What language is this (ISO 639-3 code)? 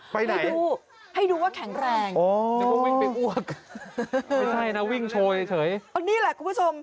tha